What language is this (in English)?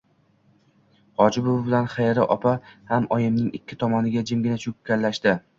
Uzbek